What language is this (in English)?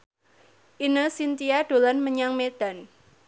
Javanese